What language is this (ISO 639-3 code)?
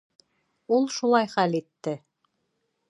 bak